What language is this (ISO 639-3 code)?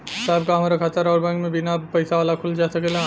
bho